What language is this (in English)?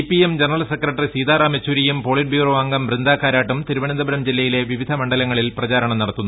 Malayalam